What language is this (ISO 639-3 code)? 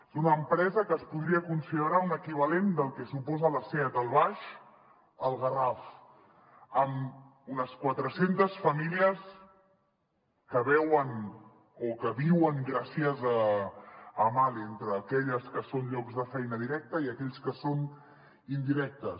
cat